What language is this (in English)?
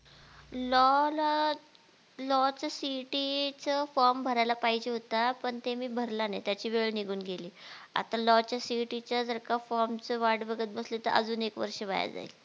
Marathi